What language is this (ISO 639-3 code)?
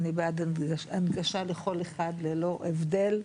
heb